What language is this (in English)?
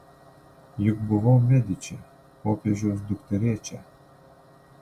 Lithuanian